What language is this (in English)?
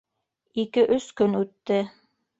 Bashkir